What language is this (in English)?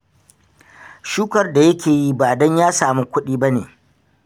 Hausa